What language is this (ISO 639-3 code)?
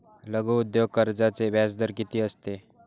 mar